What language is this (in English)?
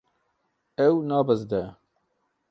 Kurdish